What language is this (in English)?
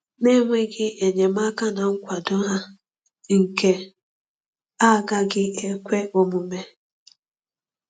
Igbo